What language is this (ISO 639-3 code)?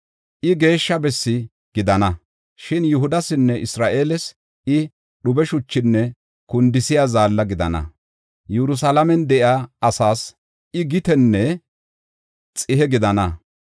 gof